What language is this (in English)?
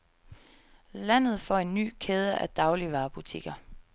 Danish